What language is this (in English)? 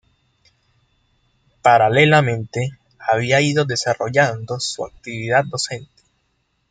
Spanish